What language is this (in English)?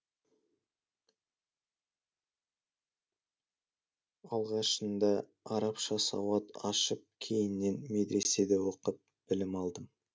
Kazakh